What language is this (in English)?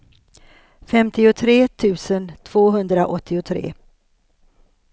Swedish